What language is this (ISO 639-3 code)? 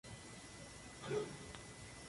spa